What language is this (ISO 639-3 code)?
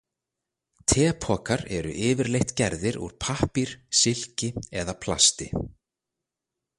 isl